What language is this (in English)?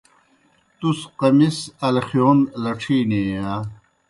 Kohistani Shina